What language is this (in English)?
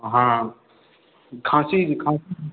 Maithili